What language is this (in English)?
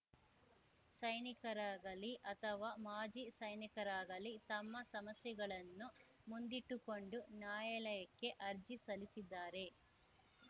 Kannada